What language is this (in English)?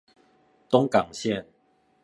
Chinese